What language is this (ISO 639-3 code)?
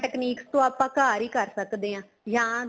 pan